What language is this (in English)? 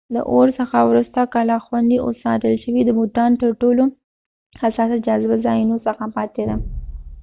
Pashto